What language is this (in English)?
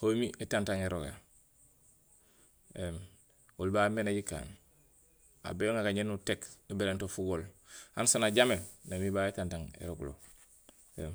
Gusilay